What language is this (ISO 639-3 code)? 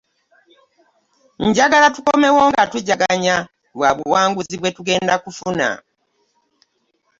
lug